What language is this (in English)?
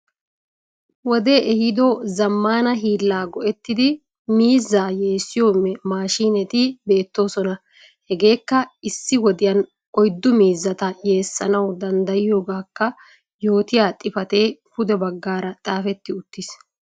Wolaytta